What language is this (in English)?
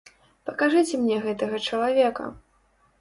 Belarusian